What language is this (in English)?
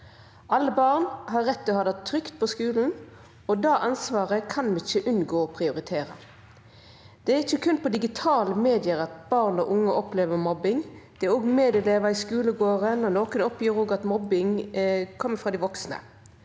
Norwegian